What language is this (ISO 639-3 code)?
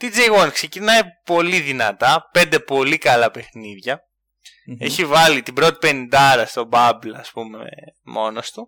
ell